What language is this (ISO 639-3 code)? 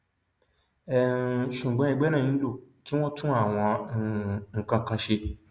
yor